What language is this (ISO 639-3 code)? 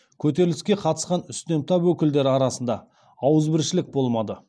kaz